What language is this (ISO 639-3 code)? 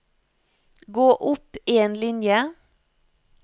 nor